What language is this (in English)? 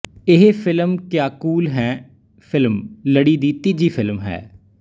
Punjabi